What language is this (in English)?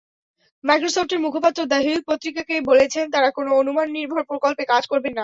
Bangla